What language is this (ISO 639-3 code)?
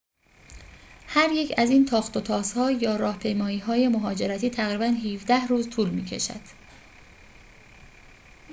fas